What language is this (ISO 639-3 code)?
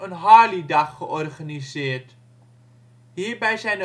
nld